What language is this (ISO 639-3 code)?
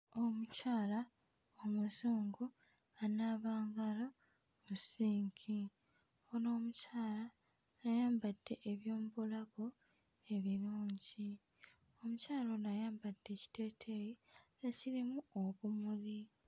lug